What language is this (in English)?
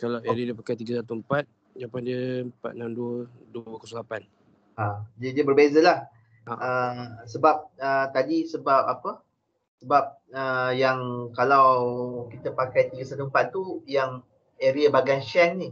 Malay